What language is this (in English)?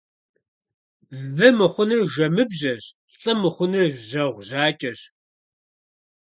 Kabardian